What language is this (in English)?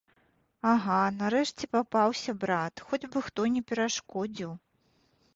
Belarusian